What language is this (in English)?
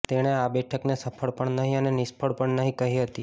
Gujarati